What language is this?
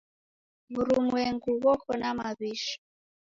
Taita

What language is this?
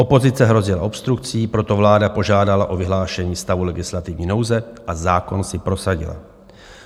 Czech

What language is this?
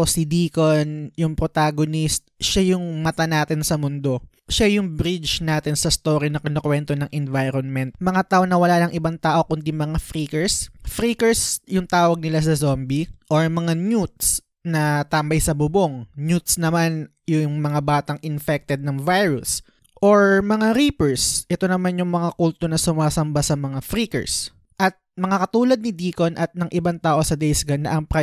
Filipino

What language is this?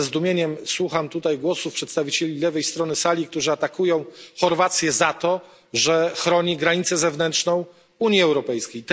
Polish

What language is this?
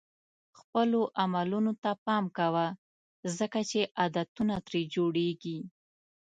Pashto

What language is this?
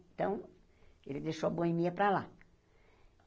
Portuguese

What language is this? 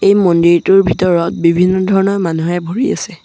Assamese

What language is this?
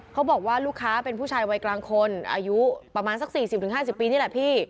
Thai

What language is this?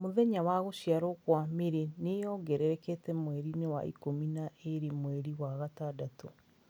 Kikuyu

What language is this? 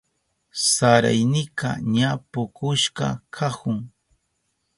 Southern Pastaza Quechua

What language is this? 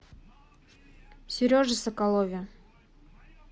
Russian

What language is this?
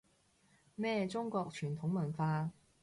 Cantonese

